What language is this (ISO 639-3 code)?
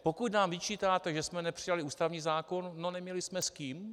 ces